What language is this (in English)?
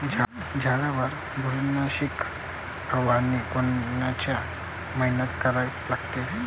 Marathi